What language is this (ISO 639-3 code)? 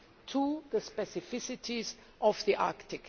eng